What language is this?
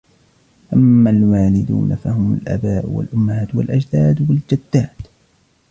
Arabic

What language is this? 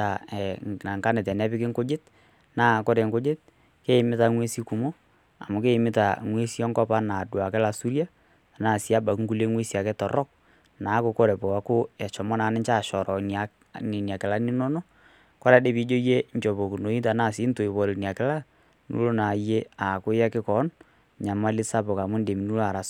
Masai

